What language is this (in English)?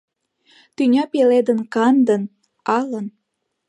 Mari